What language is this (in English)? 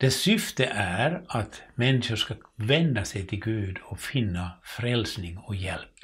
Swedish